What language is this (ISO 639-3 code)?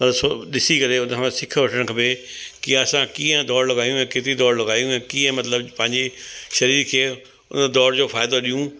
snd